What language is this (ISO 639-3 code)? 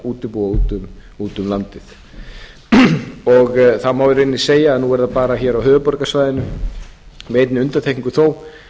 isl